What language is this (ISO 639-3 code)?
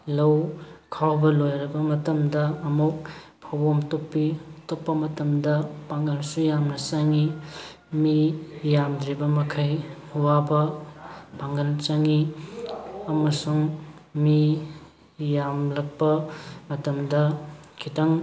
mni